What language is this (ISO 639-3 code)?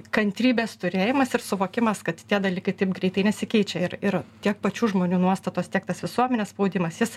lit